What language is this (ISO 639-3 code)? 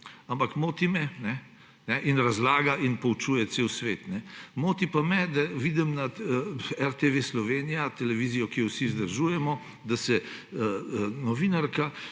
slv